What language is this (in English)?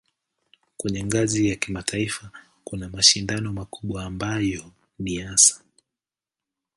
Swahili